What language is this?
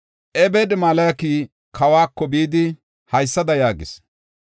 Gofa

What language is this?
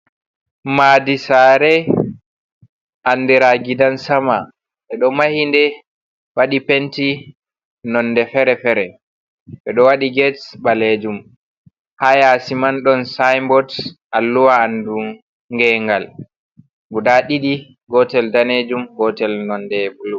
Fula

